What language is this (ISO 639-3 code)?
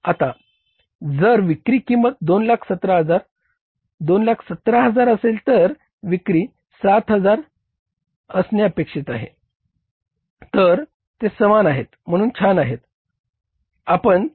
mar